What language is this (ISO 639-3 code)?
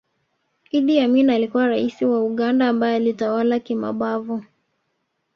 swa